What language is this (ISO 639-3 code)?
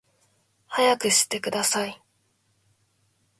jpn